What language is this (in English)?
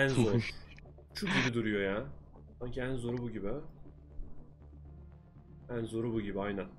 Turkish